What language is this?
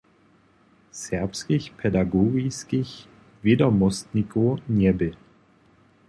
Upper Sorbian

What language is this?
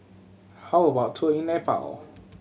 English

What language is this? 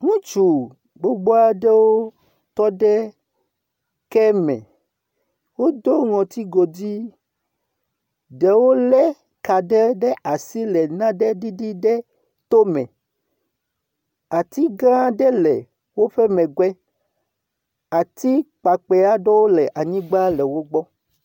Ewe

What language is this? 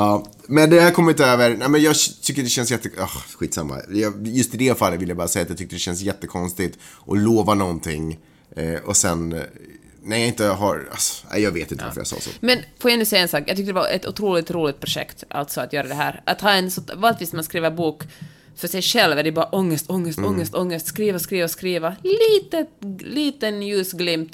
Swedish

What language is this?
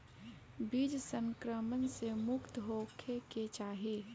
Bhojpuri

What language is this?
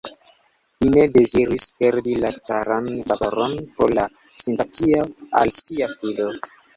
Esperanto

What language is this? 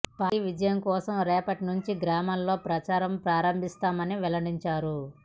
Telugu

